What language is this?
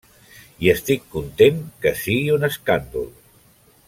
Catalan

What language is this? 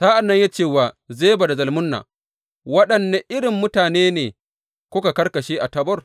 Hausa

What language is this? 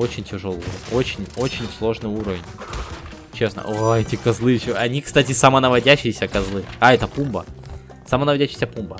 Russian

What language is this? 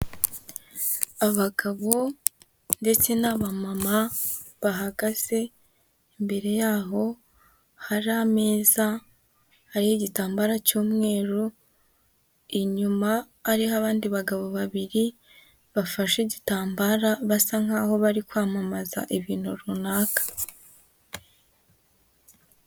Kinyarwanda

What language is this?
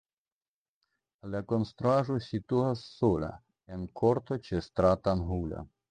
Esperanto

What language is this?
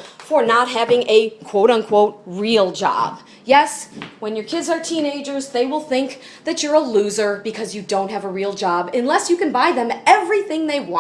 English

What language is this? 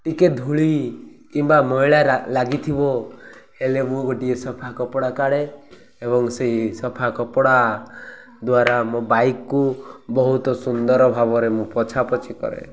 Odia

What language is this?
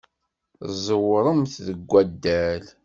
Kabyle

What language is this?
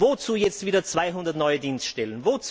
German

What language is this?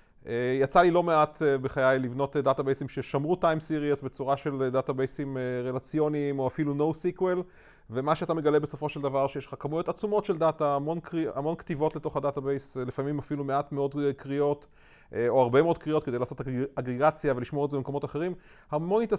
Hebrew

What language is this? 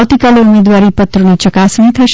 Gujarati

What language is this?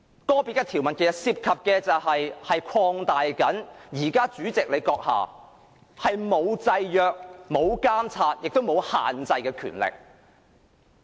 Cantonese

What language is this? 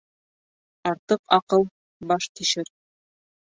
Bashkir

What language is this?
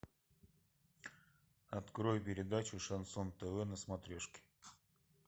Russian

